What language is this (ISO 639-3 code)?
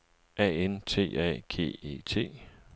dan